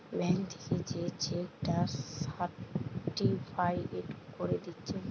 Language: Bangla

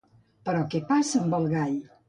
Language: Catalan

